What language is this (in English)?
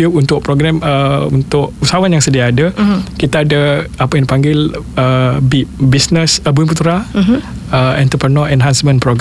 Malay